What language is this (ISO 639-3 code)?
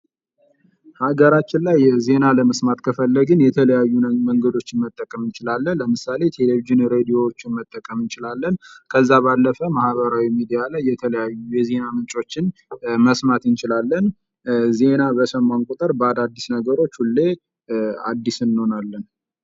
amh